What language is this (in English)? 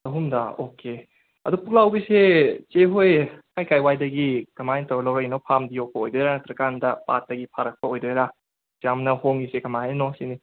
Manipuri